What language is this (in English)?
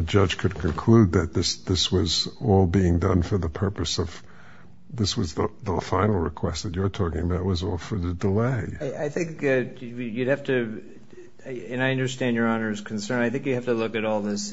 English